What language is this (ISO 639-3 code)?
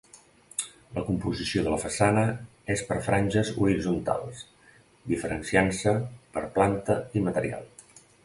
cat